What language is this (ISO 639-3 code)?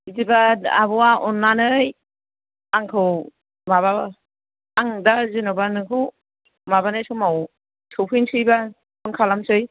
brx